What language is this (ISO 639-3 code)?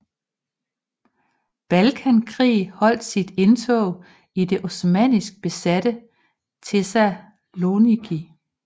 dan